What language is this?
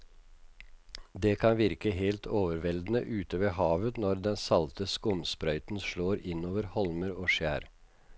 Norwegian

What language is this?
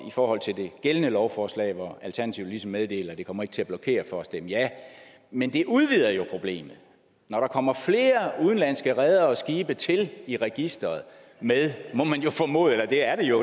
Danish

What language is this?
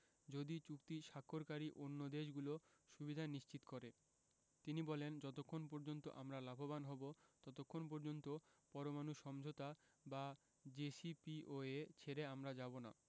Bangla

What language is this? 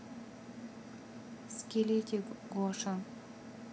Russian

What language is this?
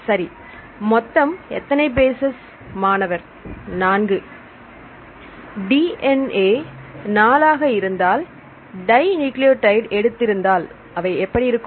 Tamil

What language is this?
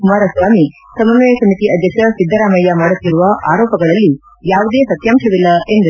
Kannada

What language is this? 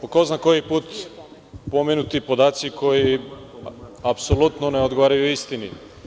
Serbian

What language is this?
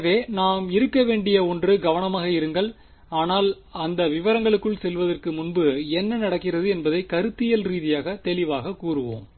Tamil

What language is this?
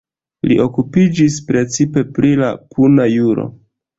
Esperanto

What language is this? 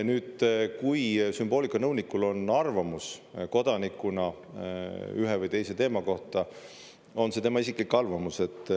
Estonian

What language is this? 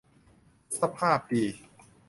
Thai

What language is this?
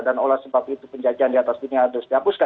Indonesian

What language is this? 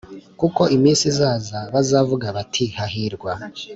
Kinyarwanda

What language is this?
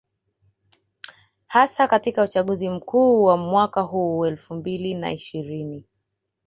Swahili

